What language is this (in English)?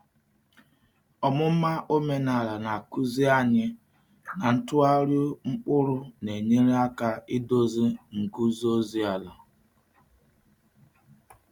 Igbo